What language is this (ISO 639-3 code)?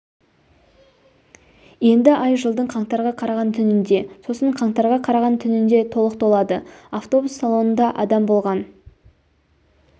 kaz